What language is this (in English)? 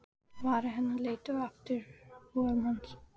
Icelandic